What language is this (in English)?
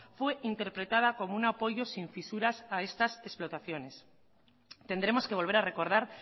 Spanish